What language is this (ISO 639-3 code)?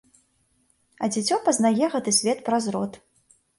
bel